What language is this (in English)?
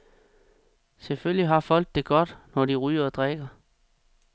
Danish